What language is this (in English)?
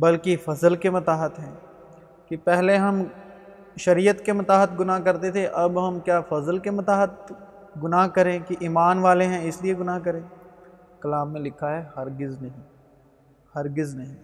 Urdu